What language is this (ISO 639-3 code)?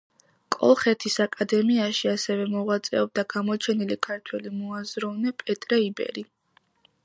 kat